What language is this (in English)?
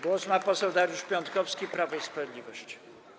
Polish